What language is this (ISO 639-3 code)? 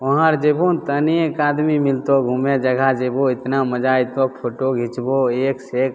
mai